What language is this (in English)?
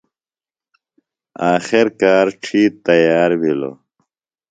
Phalura